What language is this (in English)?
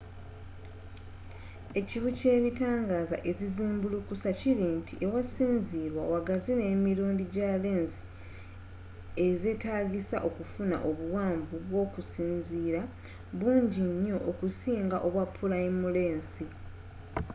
Ganda